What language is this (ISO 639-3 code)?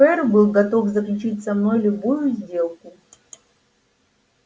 rus